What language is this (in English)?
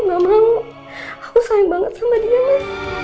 Indonesian